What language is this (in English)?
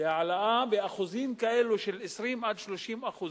Hebrew